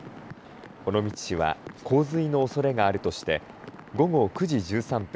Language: Japanese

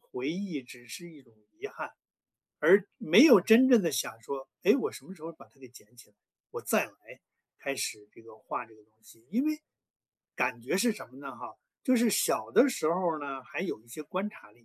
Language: Chinese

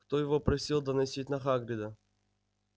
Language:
Russian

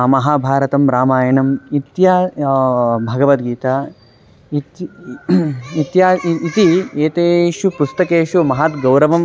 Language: Sanskrit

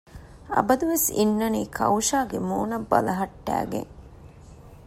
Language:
Divehi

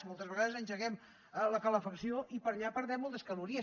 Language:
Catalan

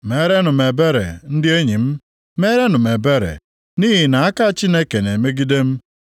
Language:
Igbo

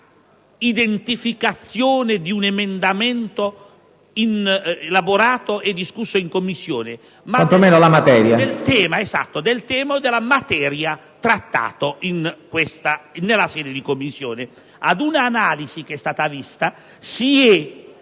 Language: Italian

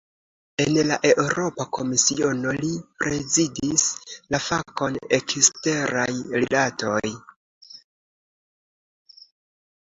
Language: Esperanto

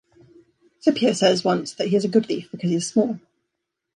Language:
English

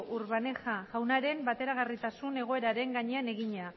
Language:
Basque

